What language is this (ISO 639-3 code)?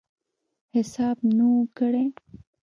pus